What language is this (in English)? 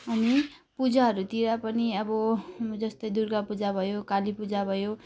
Nepali